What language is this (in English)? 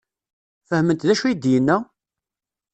Kabyle